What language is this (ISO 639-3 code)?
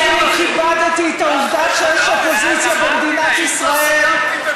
heb